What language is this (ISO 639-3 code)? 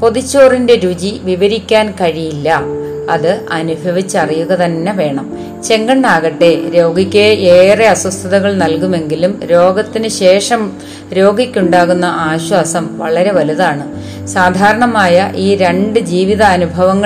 mal